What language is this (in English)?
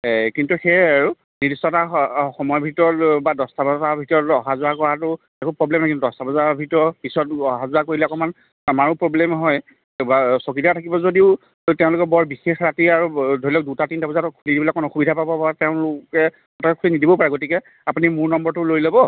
Assamese